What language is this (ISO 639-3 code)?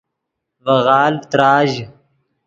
ydg